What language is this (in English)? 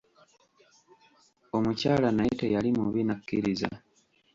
Ganda